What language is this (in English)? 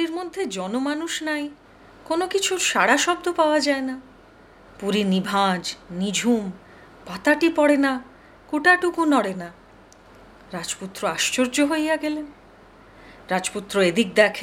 Hindi